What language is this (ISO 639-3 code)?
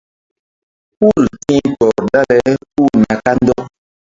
mdd